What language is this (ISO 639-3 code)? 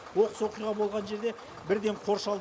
kaz